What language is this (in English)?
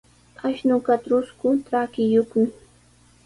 Sihuas Ancash Quechua